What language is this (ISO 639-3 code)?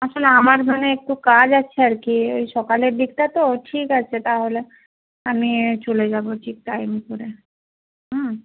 ben